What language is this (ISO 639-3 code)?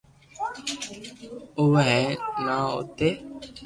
lrk